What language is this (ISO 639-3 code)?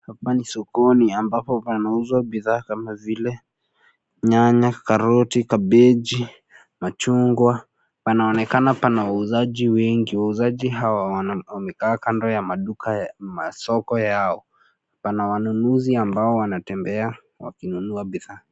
swa